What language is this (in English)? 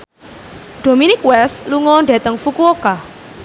Javanese